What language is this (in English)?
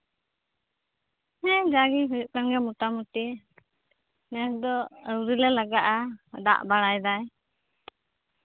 Santali